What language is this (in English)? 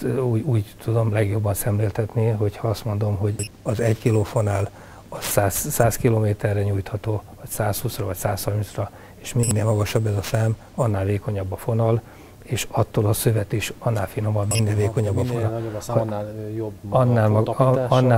Hungarian